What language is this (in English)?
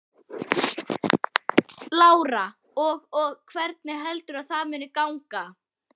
Icelandic